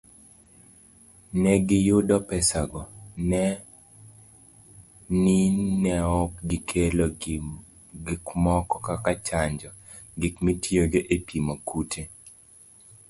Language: Luo (Kenya and Tanzania)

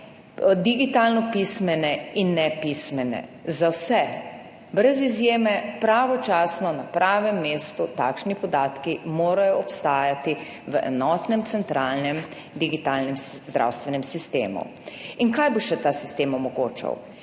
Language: Slovenian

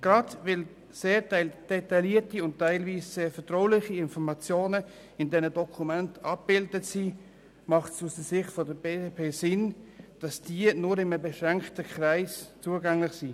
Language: Swiss German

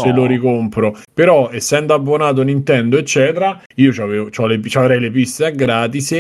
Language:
Italian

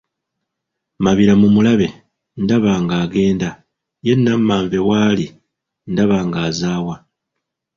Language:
Ganda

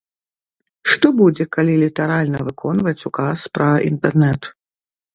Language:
Belarusian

